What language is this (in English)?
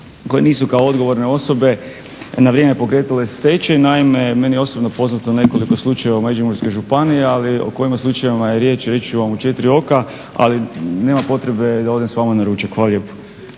Croatian